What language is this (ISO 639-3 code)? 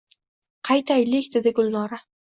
uzb